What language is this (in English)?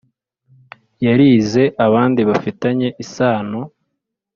Kinyarwanda